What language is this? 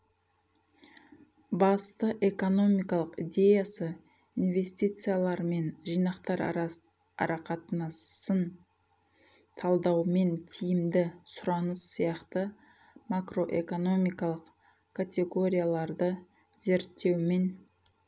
Kazakh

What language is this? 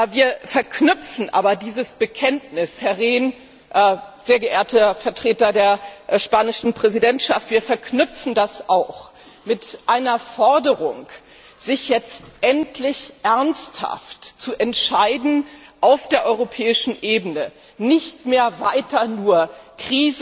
German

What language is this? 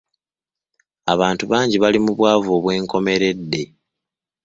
Ganda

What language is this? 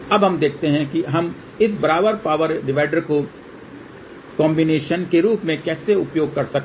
Hindi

